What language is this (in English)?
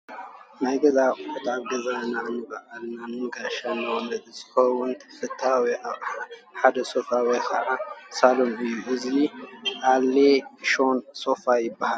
Tigrinya